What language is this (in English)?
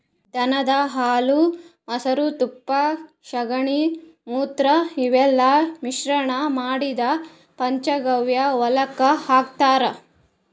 Kannada